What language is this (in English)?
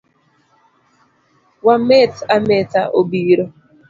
Luo (Kenya and Tanzania)